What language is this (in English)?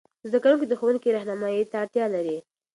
Pashto